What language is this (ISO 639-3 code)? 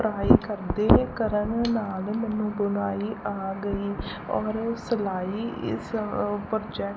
pan